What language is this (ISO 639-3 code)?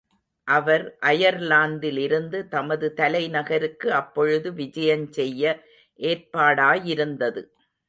tam